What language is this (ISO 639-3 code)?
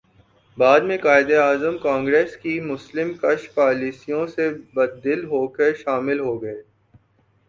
urd